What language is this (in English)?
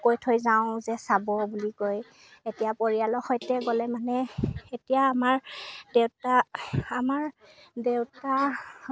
Assamese